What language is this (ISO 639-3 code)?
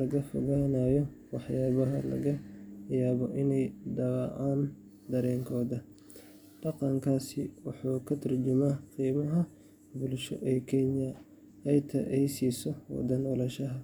som